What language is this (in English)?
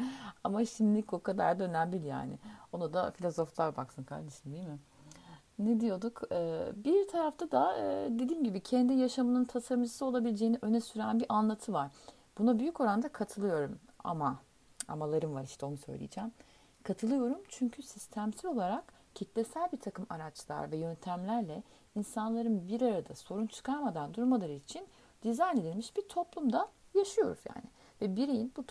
Turkish